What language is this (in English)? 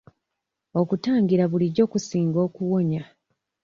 Ganda